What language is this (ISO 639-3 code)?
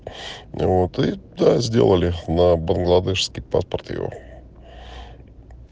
rus